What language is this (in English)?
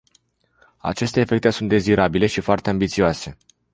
Romanian